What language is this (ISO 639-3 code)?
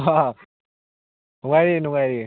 mni